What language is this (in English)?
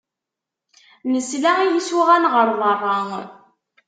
Kabyle